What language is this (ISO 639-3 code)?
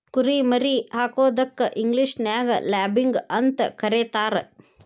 kan